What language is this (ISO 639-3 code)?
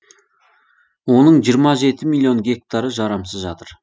kaz